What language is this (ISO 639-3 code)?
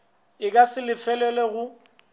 nso